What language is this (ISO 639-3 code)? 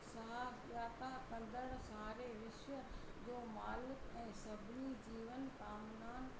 snd